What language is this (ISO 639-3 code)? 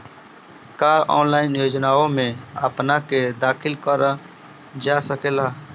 bho